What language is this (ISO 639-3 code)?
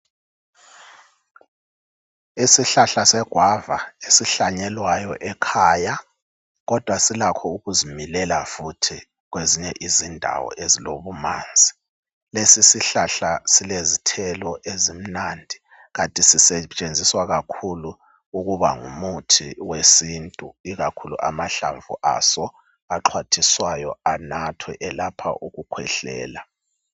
nde